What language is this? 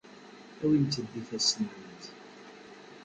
Kabyle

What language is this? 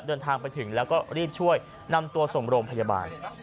Thai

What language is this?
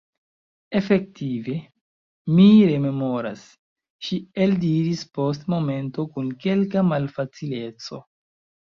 Esperanto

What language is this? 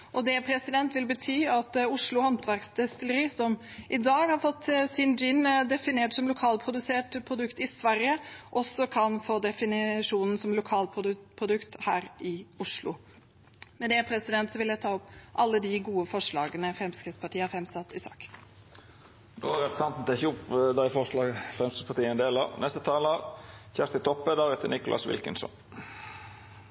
Norwegian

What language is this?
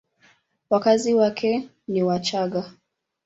Swahili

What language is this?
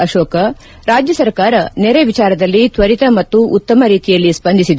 Kannada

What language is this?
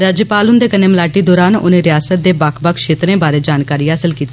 Dogri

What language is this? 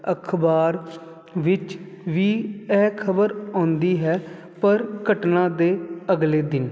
Punjabi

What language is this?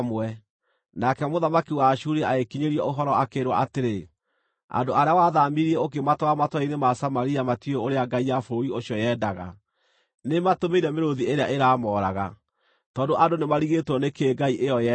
Kikuyu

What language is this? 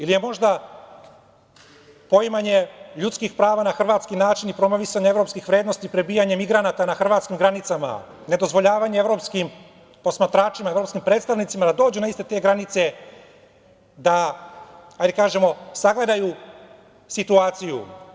Serbian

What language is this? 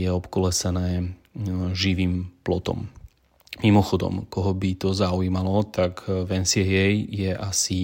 Slovak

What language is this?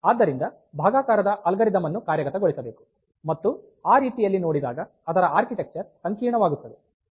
Kannada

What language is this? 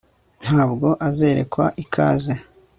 Kinyarwanda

